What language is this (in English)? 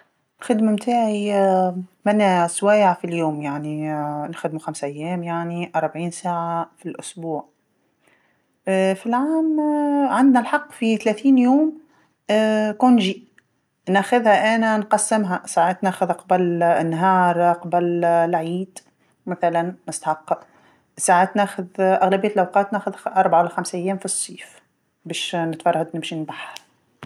Tunisian Arabic